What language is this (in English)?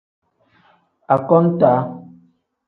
Tem